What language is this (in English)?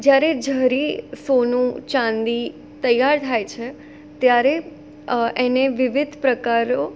Gujarati